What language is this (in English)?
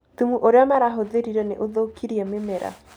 Kikuyu